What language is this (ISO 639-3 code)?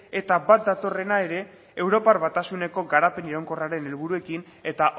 eus